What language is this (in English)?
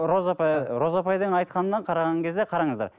Kazakh